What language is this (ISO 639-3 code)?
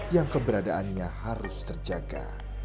ind